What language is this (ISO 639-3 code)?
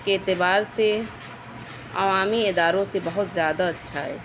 urd